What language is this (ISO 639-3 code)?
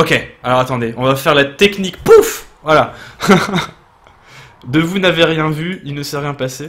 fra